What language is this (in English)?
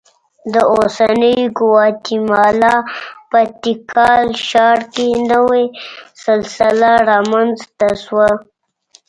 Pashto